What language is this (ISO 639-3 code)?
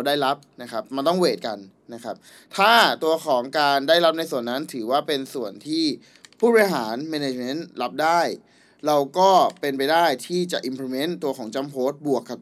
tha